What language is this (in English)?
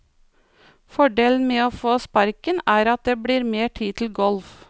Norwegian